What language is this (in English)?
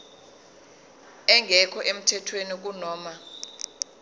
Zulu